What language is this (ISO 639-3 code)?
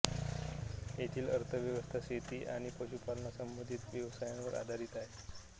mar